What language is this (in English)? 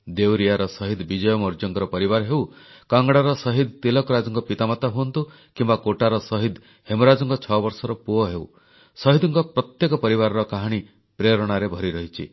Odia